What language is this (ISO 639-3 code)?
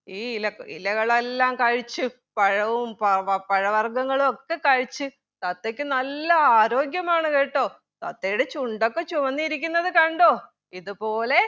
mal